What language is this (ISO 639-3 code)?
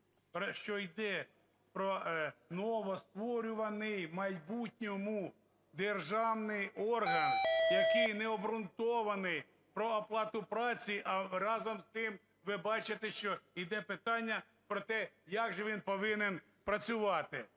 ukr